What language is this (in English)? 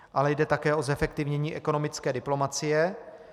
Czech